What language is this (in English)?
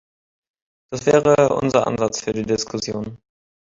German